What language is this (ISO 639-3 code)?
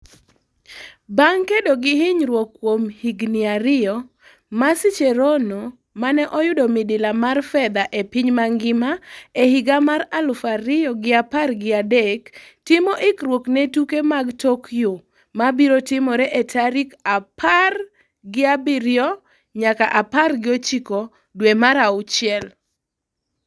luo